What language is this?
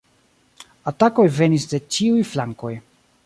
Esperanto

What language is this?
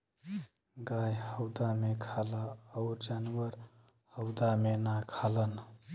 Bhojpuri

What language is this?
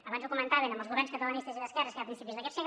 Catalan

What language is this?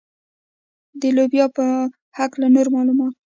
Pashto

